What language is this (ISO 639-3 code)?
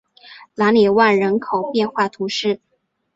zho